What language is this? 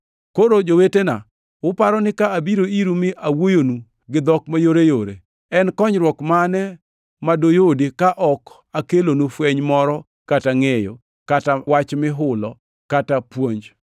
Luo (Kenya and Tanzania)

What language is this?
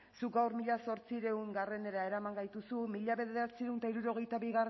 Basque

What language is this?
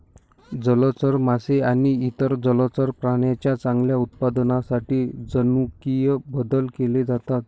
Marathi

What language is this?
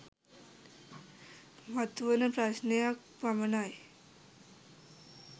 Sinhala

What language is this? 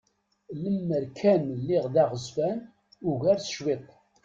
Kabyle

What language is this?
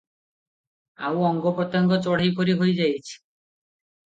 Odia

